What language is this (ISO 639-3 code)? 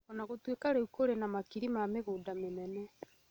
kik